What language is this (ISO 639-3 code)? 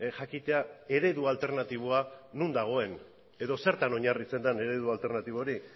eus